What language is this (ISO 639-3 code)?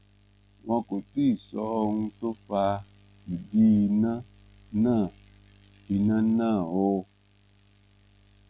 yor